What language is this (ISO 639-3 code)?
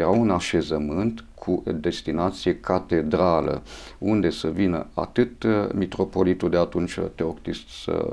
ron